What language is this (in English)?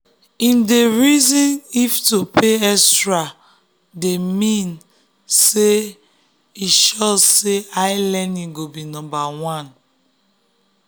Nigerian Pidgin